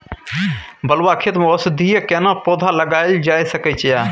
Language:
Maithili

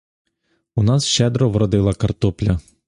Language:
Ukrainian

